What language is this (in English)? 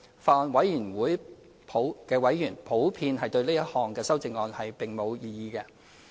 Cantonese